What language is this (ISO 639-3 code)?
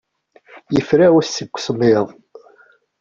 kab